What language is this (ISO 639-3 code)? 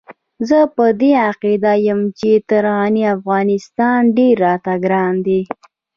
pus